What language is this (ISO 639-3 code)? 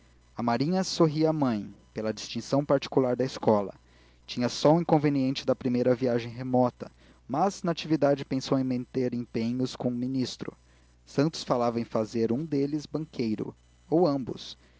por